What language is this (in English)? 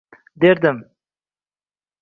Uzbek